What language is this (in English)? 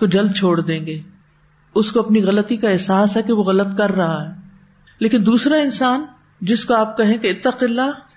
Urdu